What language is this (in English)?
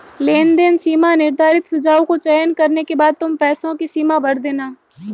Hindi